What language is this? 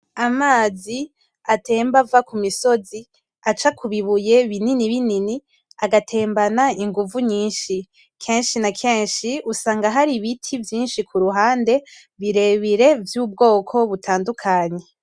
Rundi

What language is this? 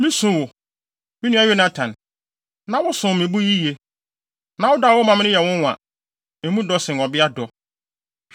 Akan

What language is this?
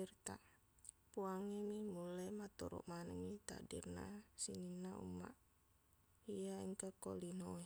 Buginese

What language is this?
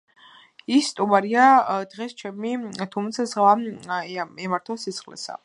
Georgian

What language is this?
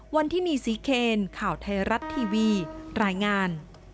Thai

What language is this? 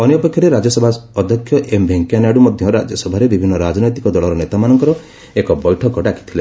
Odia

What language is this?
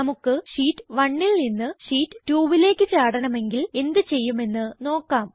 Malayalam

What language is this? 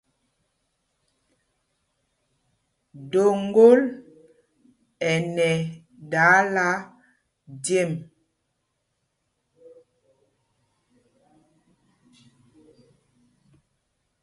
Mpumpong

